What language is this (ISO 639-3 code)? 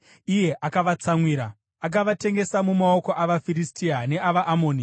sna